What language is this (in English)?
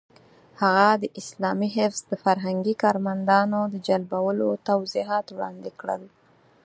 Pashto